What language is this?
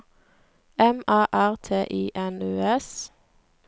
Norwegian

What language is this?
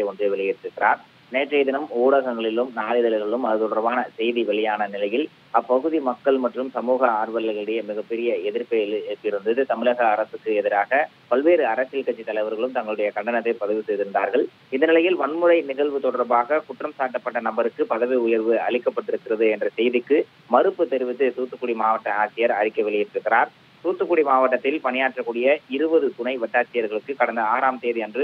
Tamil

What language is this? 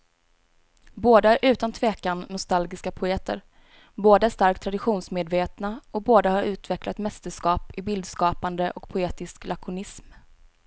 Swedish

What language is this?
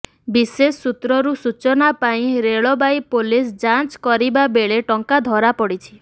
Odia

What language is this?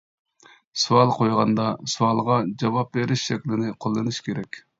Uyghur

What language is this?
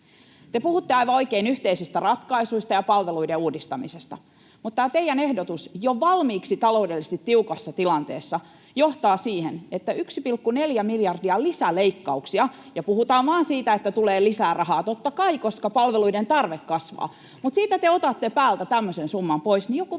Finnish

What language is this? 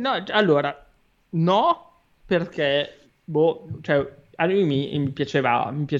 Italian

